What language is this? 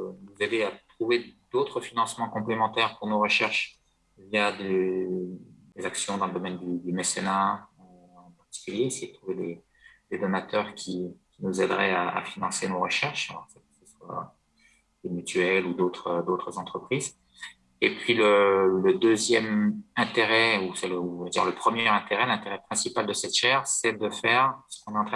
French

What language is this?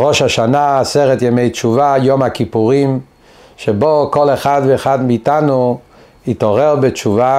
Hebrew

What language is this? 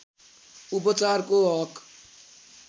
Nepali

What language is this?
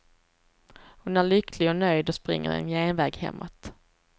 Swedish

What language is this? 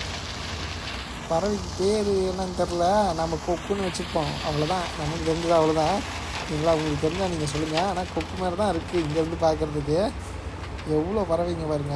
Thai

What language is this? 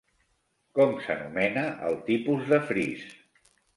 Catalan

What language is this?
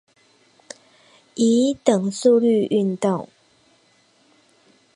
Chinese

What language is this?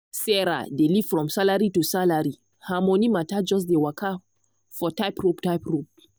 Nigerian Pidgin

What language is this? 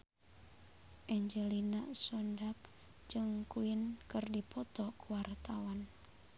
Sundanese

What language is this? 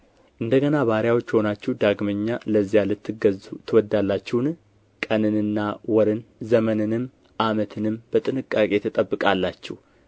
Amharic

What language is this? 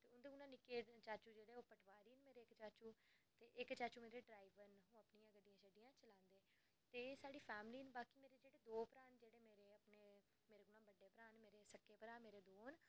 Dogri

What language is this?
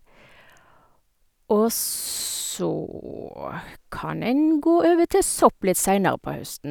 Norwegian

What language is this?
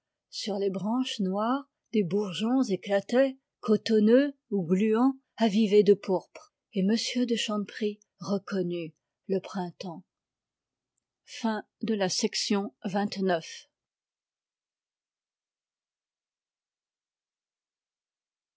French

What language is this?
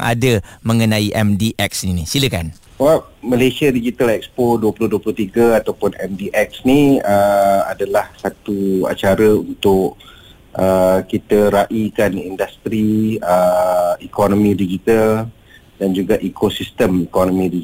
Malay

